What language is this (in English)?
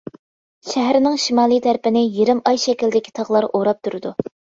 Uyghur